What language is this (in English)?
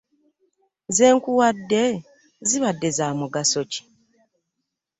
Ganda